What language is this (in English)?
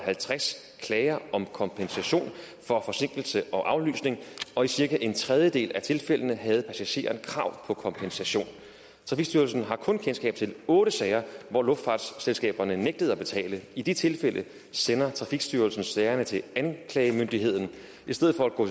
Danish